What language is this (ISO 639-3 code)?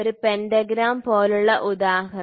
mal